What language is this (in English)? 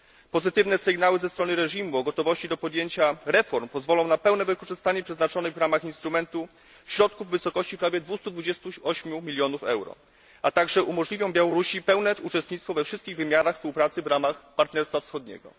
Polish